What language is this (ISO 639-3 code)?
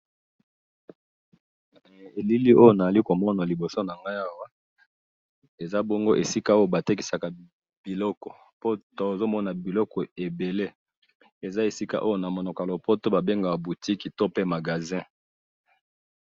lin